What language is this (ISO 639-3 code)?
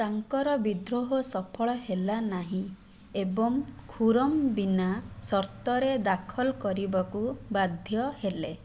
ori